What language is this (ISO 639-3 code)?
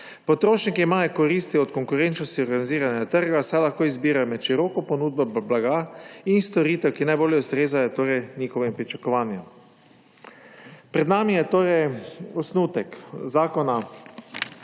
slv